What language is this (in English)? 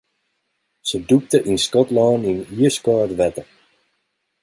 Western Frisian